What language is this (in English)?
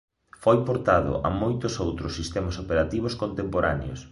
Galician